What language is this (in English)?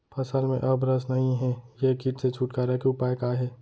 Chhattisgarhi